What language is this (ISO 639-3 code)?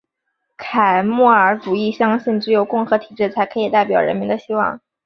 zho